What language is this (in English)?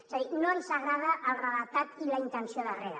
Catalan